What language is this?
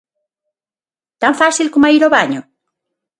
Galician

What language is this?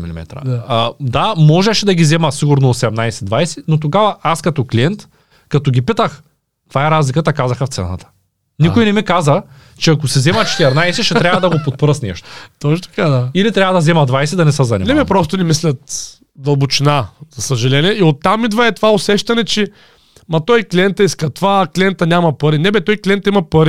Bulgarian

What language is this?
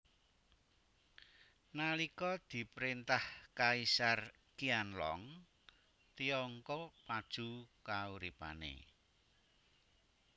Javanese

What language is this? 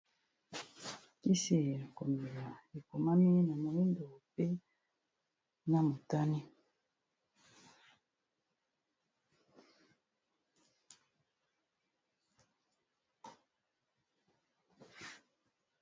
Lingala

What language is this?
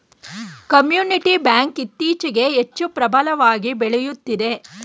Kannada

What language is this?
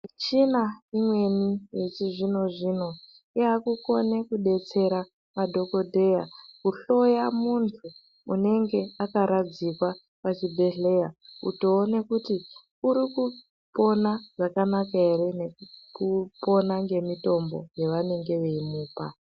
Ndau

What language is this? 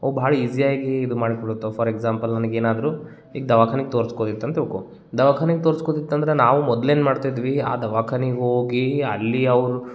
Kannada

